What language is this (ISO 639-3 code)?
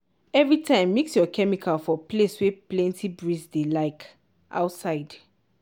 pcm